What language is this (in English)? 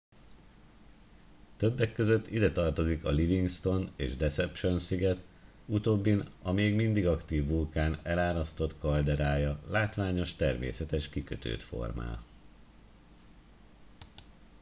Hungarian